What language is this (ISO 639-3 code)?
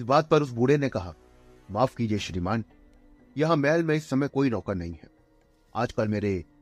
hin